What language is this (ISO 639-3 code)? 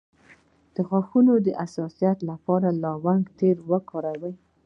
pus